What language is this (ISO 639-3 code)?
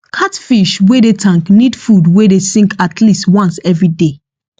pcm